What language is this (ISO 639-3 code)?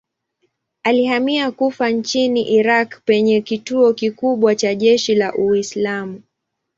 swa